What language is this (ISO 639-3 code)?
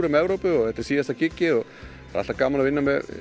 isl